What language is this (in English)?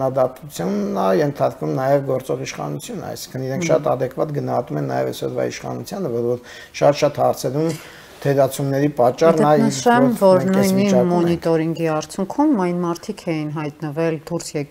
Romanian